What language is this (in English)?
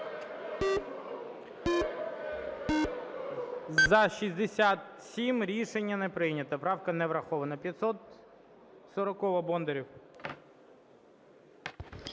Ukrainian